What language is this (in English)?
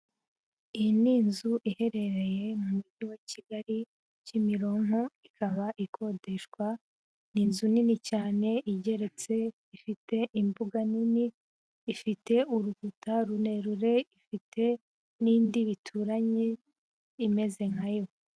Kinyarwanda